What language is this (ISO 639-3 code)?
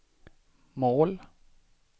swe